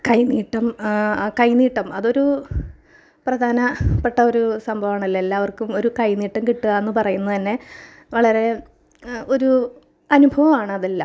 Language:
Malayalam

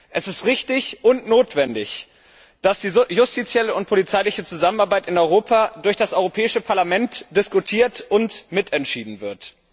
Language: German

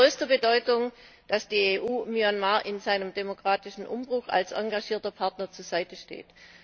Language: German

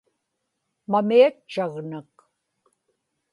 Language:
Inupiaq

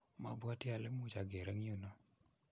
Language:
Kalenjin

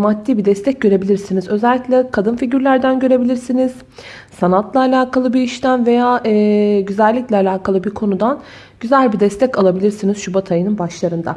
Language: Turkish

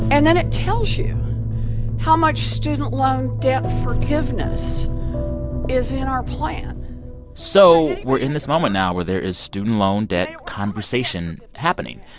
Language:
English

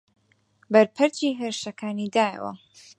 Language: Central Kurdish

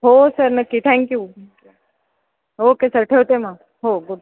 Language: Marathi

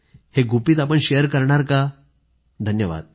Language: Marathi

